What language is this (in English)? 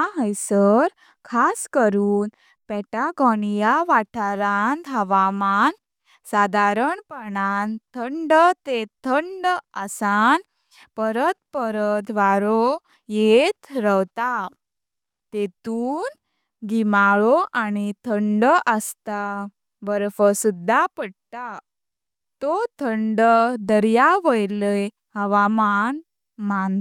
Konkani